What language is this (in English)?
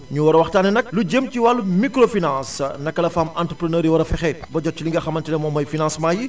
Wolof